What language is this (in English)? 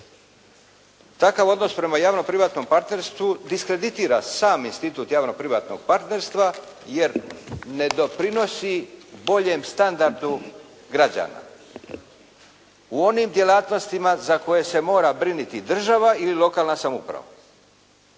Croatian